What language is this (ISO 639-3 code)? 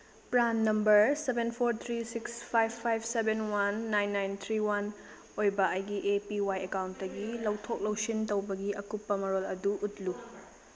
mni